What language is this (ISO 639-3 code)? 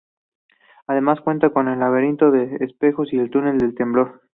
spa